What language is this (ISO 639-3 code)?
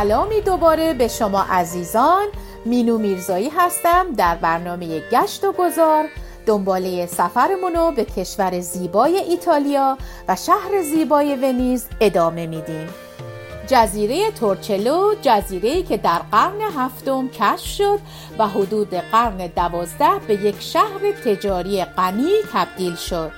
fas